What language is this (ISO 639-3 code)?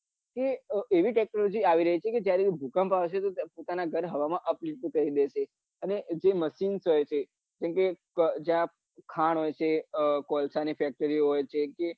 guj